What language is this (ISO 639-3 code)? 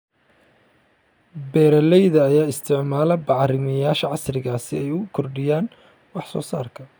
som